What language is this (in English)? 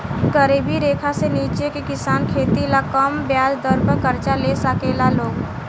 Bhojpuri